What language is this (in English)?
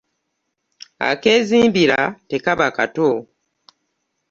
Ganda